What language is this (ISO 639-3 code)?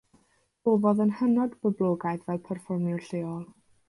cym